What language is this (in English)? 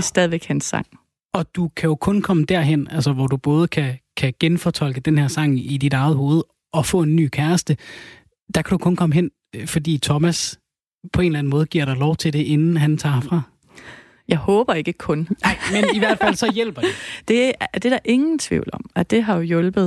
Danish